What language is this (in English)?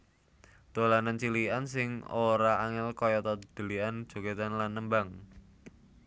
Javanese